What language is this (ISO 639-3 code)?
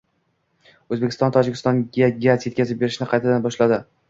uzb